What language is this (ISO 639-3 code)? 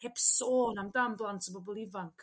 cym